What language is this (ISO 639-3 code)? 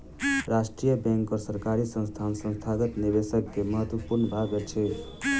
mai